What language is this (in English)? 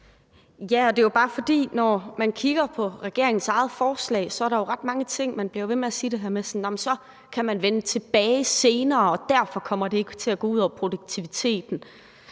Danish